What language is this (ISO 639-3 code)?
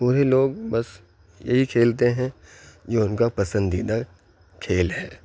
urd